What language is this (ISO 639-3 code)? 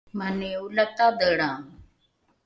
dru